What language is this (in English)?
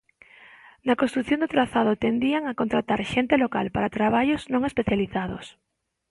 Galician